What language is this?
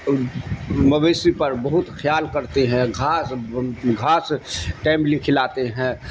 Urdu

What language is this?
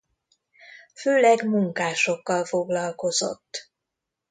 Hungarian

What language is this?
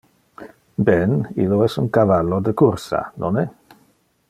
Interlingua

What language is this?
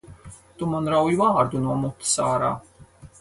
Latvian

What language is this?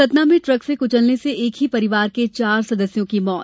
Hindi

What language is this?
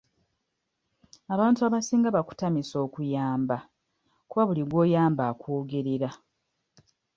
Ganda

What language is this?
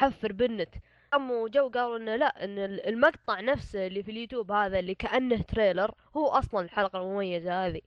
Arabic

